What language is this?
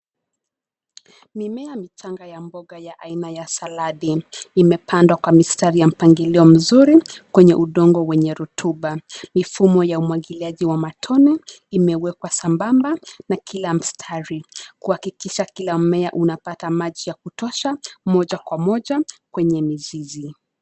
Swahili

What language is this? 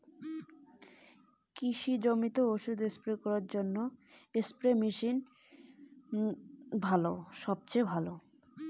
Bangla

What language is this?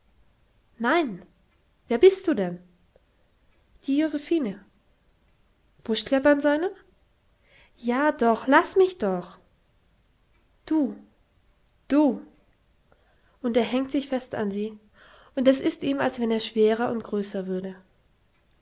German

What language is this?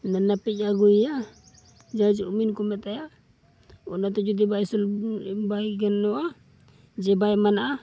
Santali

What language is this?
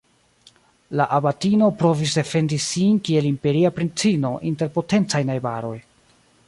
Esperanto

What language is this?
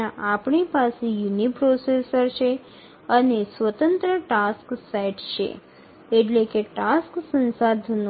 Bangla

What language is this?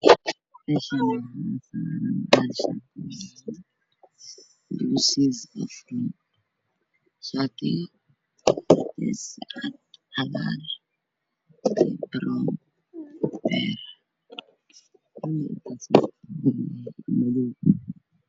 Somali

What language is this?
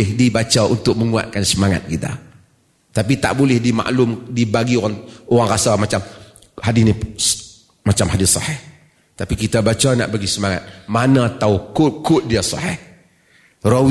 Malay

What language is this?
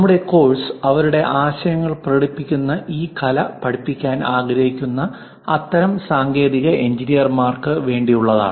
Malayalam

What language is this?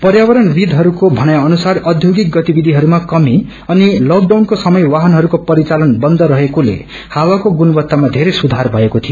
Nepali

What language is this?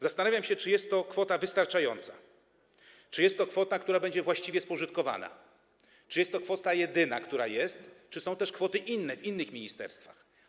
Polish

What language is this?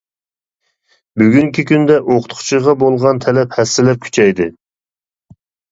Uyghur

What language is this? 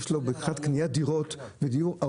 Hebrew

